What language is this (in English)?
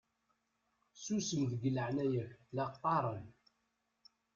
Kabyle